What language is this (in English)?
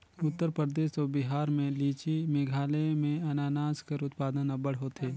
Chhattisgarhi